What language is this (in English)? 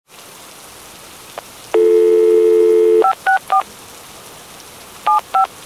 Hindi